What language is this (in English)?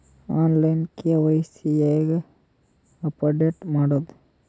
Kannada